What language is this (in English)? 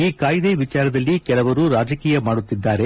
Kannada